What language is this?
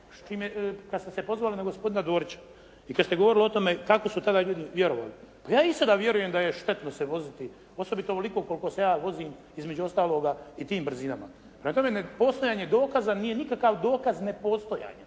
Croatian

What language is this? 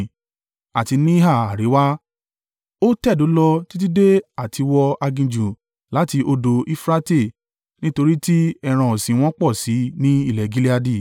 Yoruba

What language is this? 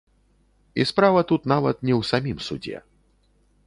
Belarusian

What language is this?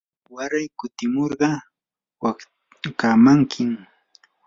Yanahuanca Pasco Quechua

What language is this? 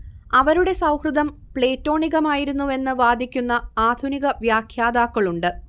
Malayalam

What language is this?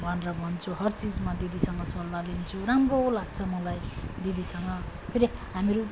Nepali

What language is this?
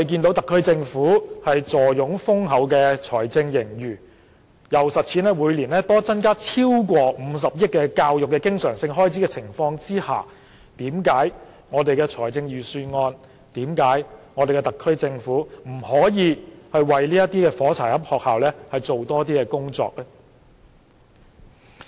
Cantonese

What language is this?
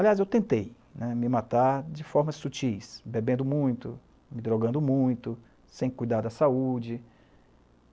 Portuguese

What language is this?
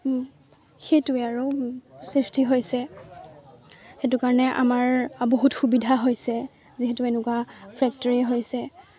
Assamese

